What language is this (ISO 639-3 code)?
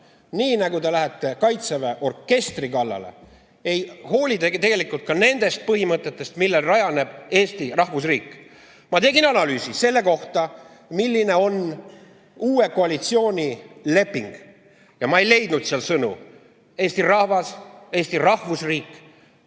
est